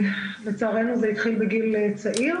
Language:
Hebrew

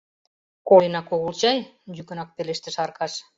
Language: Mari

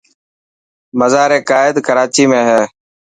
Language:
Dhatki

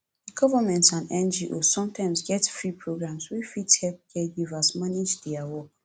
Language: Nigerian Pidgin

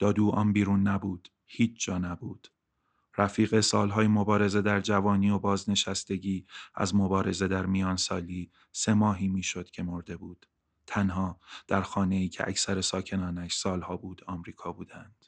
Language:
Persian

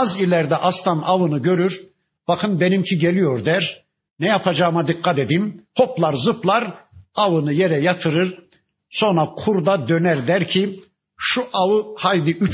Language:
Turkish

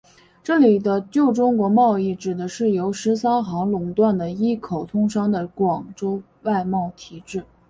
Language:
Chinese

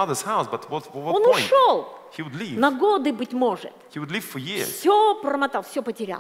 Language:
Russian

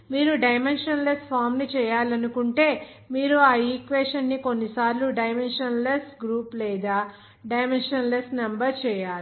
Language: Telugu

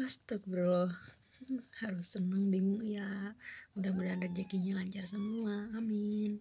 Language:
Indonesian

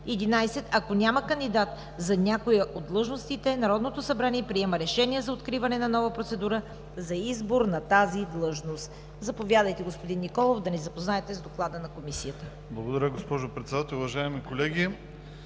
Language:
Bulgarian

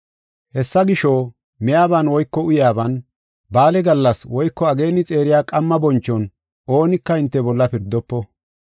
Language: Gofa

